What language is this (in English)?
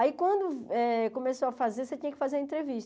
Portuguese